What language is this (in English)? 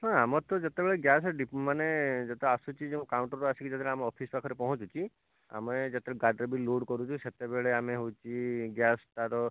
Odia